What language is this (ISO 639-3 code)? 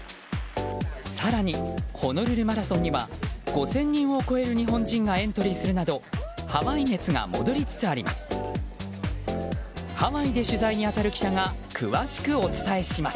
jpn